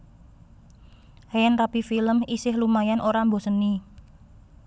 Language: Javanese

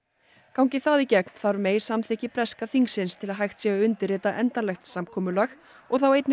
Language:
Icelandic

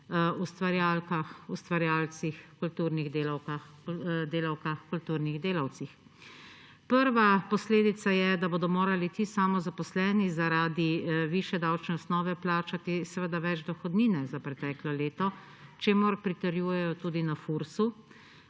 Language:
Slovenian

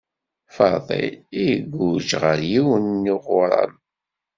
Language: Kabyle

